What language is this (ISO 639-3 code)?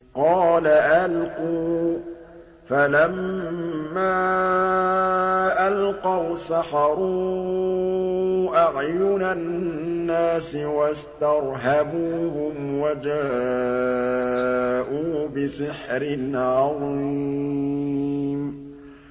ara